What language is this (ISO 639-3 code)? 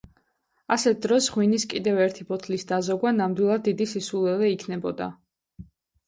kat